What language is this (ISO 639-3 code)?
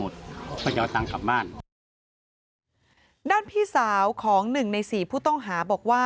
tha